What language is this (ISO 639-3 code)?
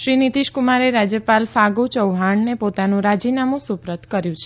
guj